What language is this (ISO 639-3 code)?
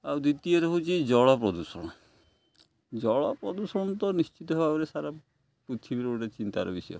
ori